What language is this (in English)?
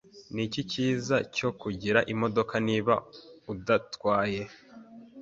Kinyarwanda